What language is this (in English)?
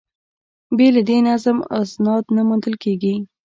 Pashto